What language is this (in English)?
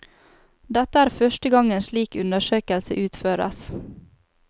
Norwegian